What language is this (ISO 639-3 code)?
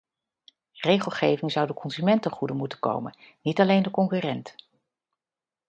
nld